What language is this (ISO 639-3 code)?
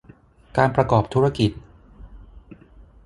tha